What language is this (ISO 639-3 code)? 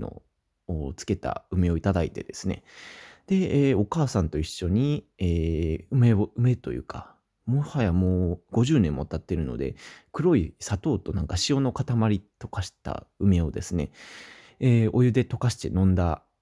jpn